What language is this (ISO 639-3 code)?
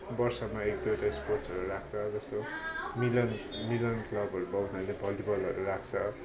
nep